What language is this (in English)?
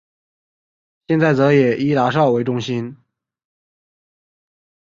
Chinese